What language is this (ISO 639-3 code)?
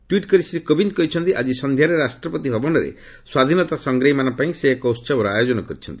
ori